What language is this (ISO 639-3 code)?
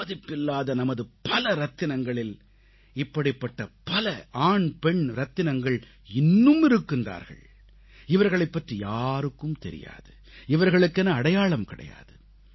tam